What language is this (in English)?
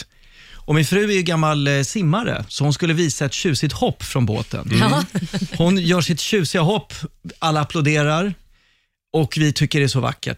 Swedish